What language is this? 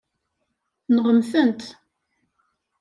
Kabyle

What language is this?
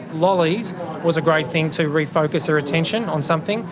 English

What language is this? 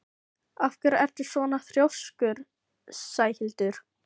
Icelandic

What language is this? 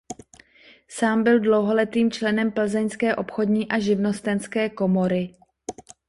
Czech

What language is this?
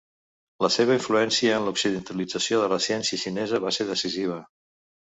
Catalan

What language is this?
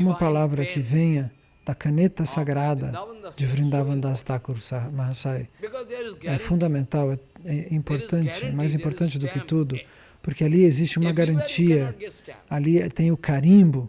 Portuguese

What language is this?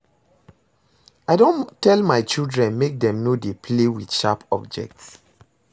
Nigerian Pidgin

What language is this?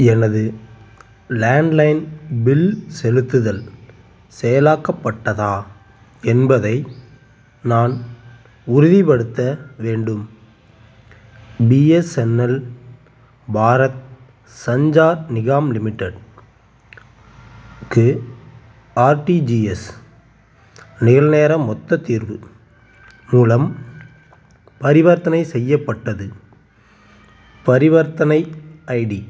Tamil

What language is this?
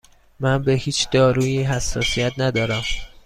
Persian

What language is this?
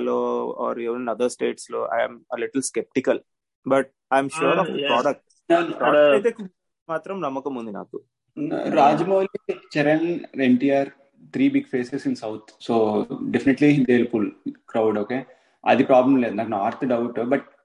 Telugu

